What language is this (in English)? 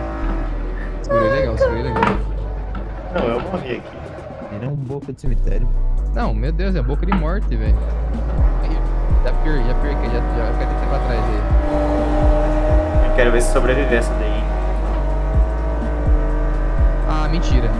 Portuguese